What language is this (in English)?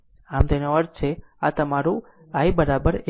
Gujarati